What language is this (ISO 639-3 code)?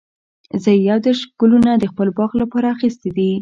pus